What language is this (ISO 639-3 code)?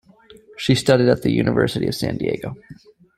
eng